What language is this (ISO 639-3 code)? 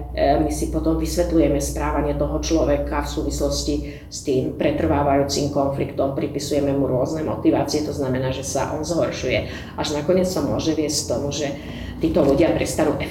slk